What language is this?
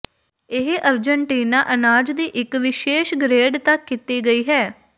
Punjabi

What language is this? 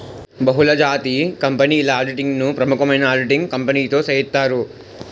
Telugu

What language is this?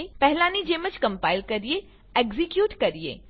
Gujarati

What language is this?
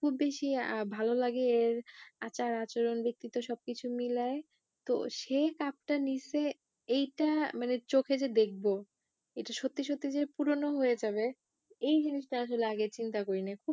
Bangla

